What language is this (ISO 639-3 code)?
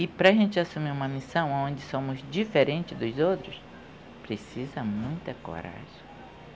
por